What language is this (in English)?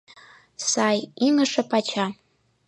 Mari